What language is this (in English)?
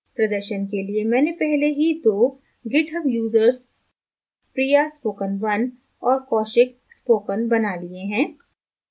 Hindi